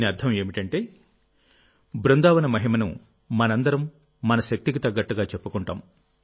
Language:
Telugu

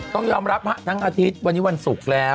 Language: Thai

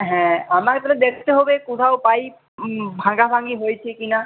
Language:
Bangla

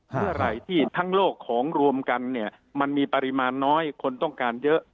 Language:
Thai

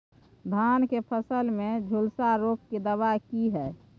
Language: Maithili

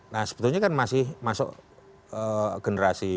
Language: Indonesian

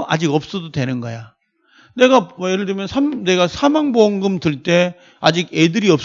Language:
Korean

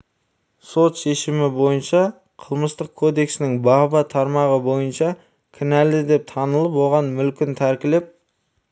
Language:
Kazakh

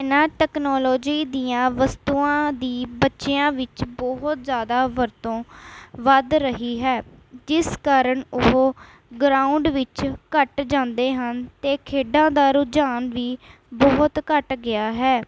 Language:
Punjabi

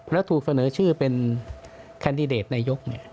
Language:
Thai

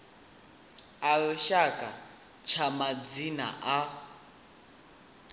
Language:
Venda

